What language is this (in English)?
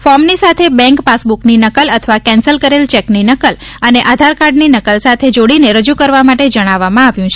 Gujarati